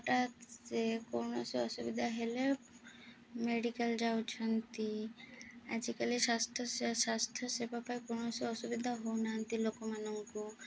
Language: Odia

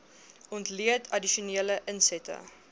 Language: Afrikaans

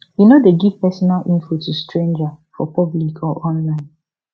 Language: Nigerian Pidgin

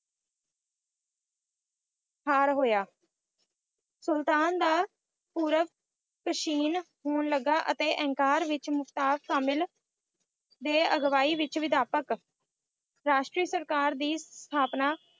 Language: Punjabi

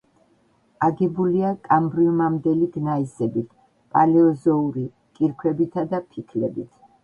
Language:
Georgian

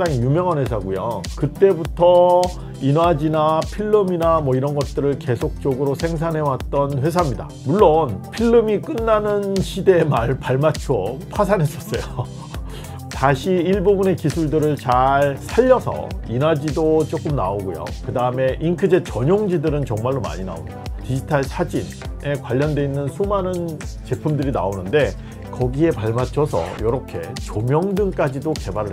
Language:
Korean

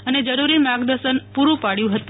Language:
Gujarati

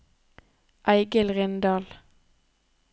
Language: Norwegian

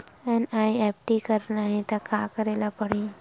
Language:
Chhattisgarhi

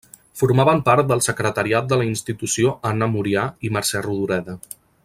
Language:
Catalan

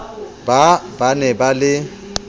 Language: Southern Sotho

